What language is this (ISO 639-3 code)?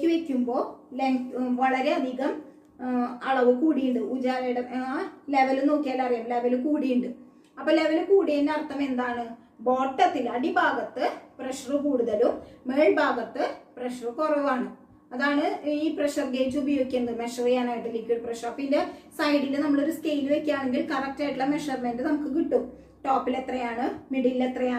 hin